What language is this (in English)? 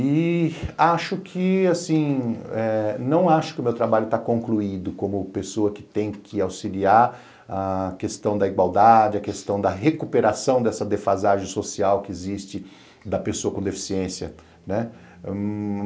Portuguese